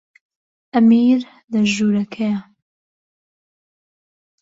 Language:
Central Kurdish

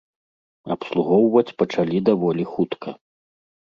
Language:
Belarusian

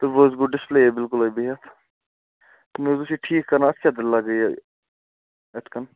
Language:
Kashmiri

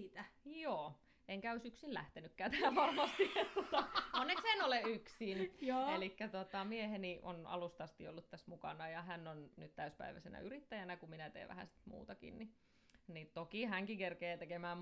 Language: Finnish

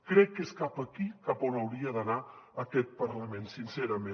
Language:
Catalan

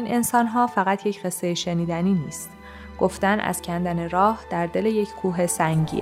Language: Persian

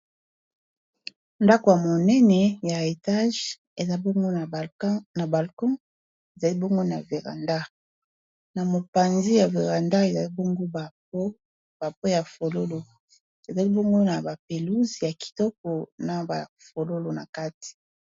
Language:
Lingala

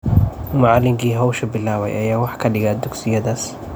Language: Somali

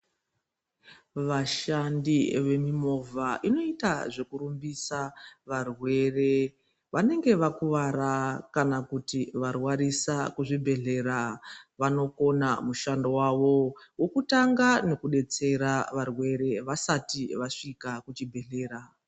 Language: Ndau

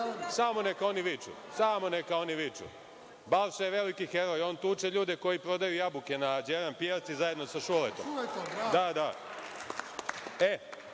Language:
Serbian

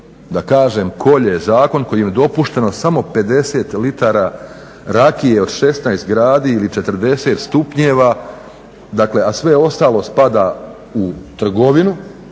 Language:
Croatian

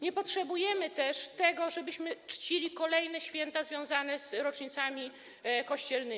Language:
Polish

